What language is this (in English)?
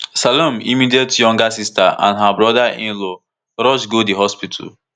Nigerian Pidgin